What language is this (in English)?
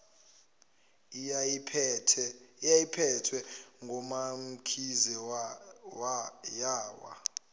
Zulu